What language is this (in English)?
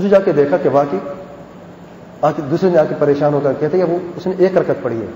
Hindi